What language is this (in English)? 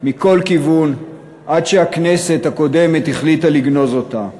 Hebrew